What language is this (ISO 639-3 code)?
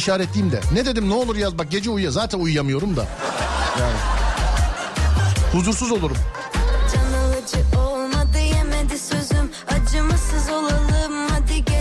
tur